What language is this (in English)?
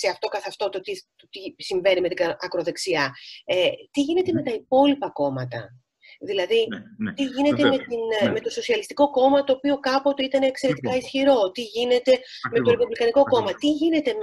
Greek